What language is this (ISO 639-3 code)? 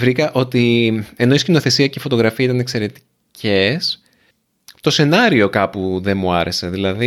ell